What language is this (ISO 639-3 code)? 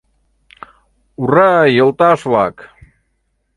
chm